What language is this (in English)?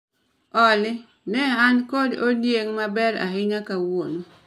Luo (Kenya and Tanzania)